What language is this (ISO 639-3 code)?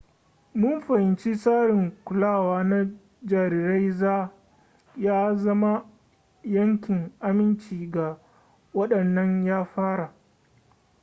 hau